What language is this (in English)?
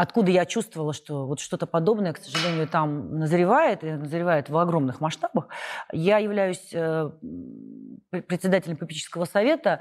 Russian